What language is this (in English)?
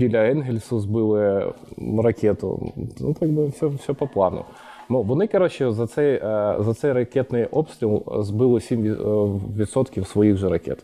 Ukrainian